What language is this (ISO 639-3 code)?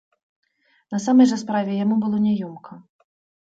bel